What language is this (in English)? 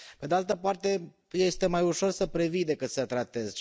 Romanian